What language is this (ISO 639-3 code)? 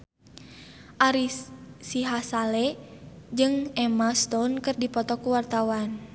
sun